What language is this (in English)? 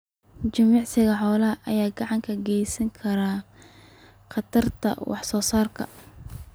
Somali